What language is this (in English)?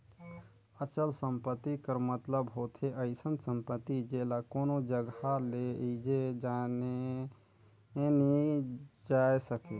Chhattisgarhi